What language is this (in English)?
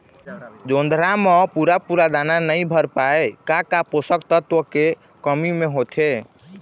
Chhattisgarhi